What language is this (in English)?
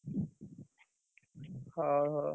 Odia